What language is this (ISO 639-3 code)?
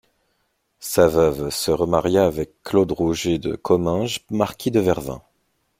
fra